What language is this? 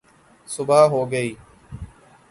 Urdu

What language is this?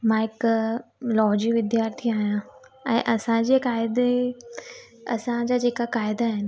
Sindhi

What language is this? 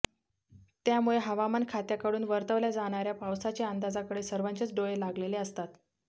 Marathi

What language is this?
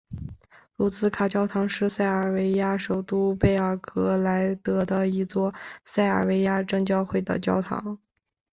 Chinese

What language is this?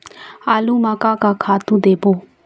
Chhattisgarhi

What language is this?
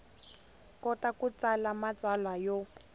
Tsonga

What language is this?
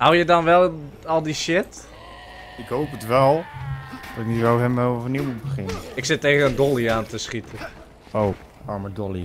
Dutch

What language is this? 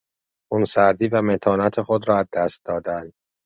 Persian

